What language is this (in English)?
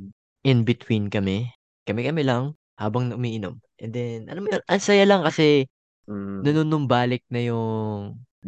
Filipino